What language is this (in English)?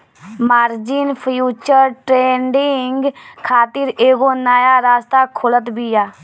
Bhojpuri